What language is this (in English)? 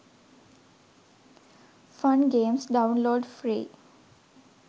Sinhala